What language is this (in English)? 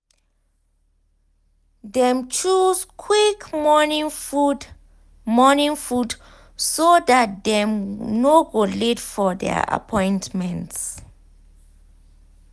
Nigerian Pidgin